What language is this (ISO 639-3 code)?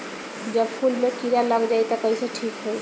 bho